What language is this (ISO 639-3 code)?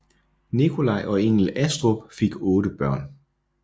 dan